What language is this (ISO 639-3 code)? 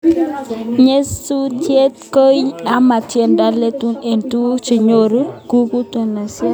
kln